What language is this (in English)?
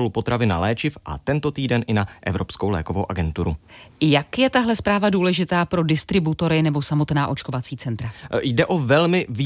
Czech